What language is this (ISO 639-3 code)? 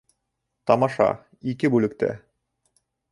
bak